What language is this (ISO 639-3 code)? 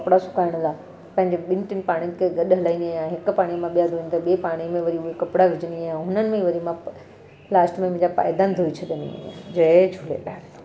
snd